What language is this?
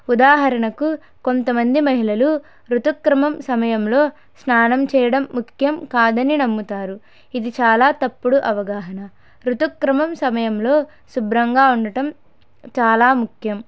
Telugu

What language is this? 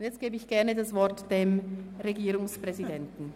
Swiss German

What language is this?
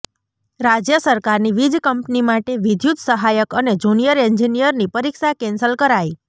Gujarati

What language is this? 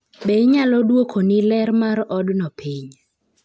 Luo (Kenya and Tanzania)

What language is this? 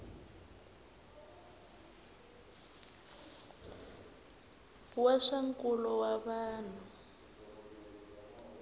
Tsonga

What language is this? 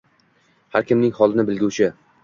Uzbek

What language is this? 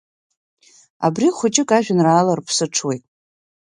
Abkhazian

